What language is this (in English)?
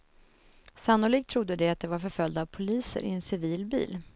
Swedish